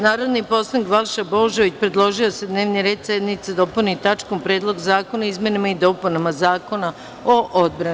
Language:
Serbian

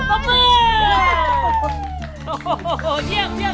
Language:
Thai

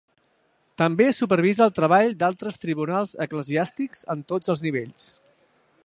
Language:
Catalan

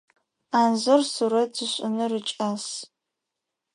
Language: Adyghe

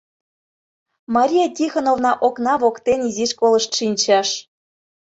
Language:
Mari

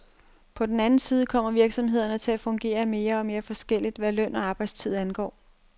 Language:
Danish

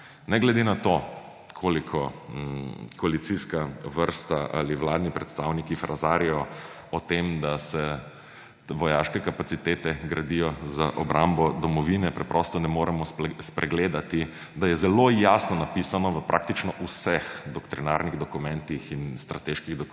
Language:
Slovenian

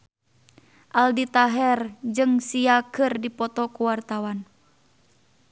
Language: Sundanese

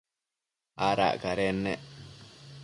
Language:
Matsés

